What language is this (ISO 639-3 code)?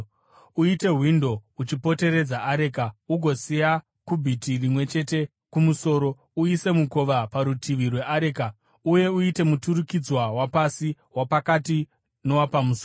sna